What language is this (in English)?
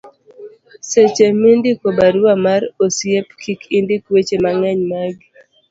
Luo (Kenya and Tanzania)